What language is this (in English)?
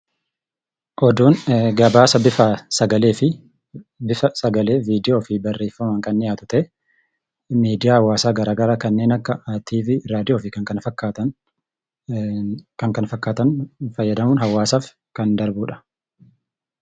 Oromo